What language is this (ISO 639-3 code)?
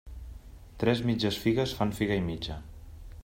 cat